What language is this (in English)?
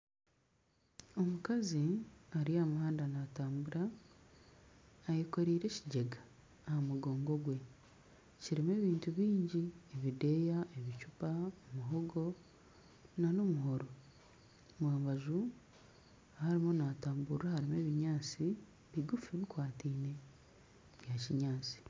Nyankole